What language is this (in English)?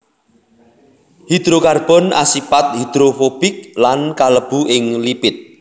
Javanese